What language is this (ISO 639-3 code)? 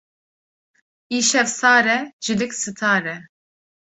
kur